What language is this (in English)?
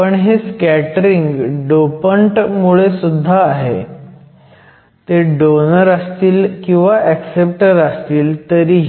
Marathi